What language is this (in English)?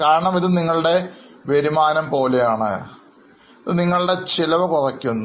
Malayalam